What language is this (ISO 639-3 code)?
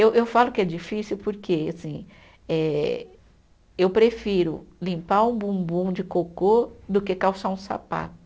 por